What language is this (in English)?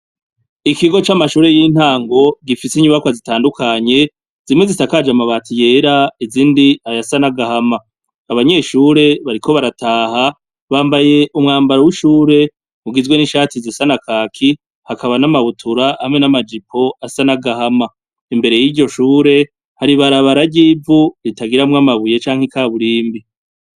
Rundi